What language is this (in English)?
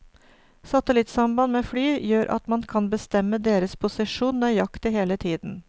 Norwegian